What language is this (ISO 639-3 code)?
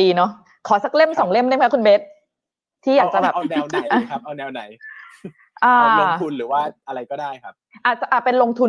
tha